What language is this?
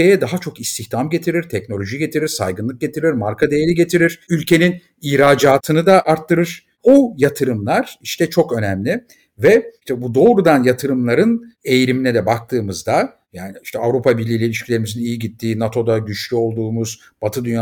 Turkish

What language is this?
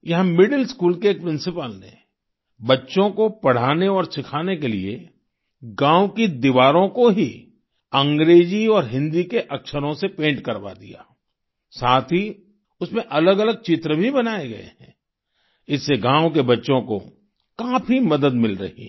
Hindi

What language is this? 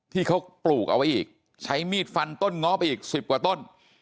Thai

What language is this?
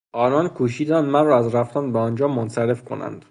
Persian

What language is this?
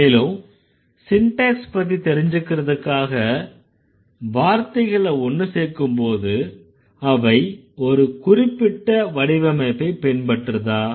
Tamil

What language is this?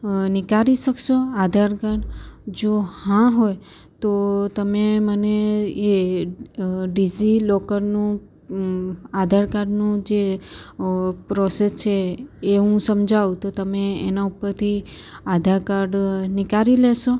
Gujarati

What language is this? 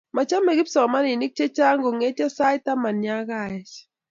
Kalenjin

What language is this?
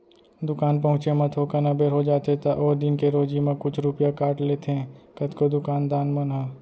Chhattisgarhi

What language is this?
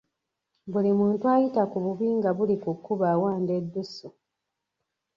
Ganda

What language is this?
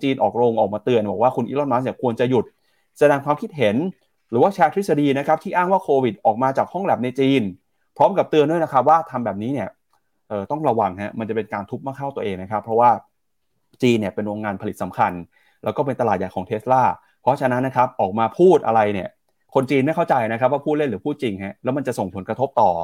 Thai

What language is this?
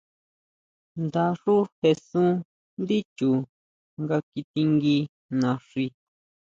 Huautla Mazatec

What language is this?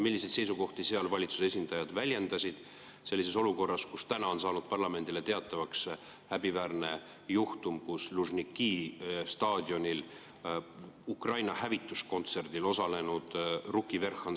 Estonian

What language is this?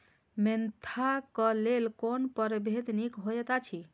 Maithili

